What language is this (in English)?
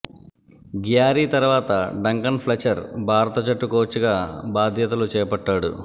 Telugu